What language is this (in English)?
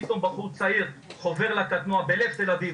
Hebrew